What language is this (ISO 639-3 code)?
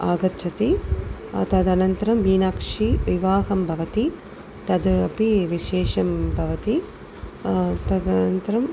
san